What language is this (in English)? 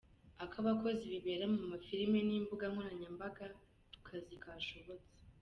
Kinyarwanda